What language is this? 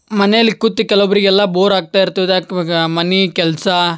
Kannada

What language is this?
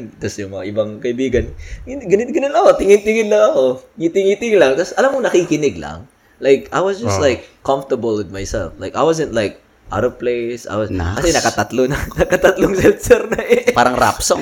Filipino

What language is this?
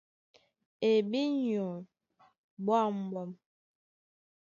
Duala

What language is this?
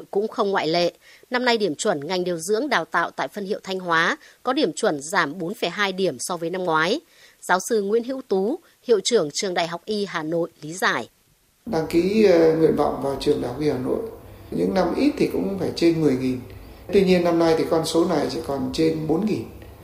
Vietnamese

